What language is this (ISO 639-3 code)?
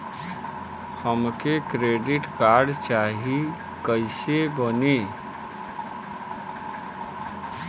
bho